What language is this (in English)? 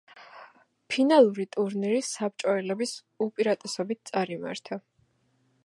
Georgian